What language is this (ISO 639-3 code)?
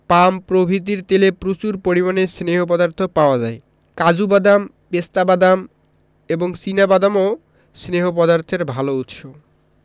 ben